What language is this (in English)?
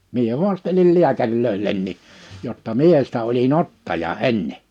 Finnish